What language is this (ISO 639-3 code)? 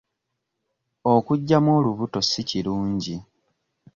lug